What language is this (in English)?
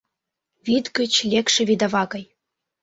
Mari